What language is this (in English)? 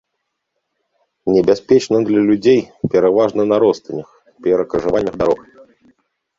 Belarusian